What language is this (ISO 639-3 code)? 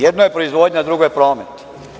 srp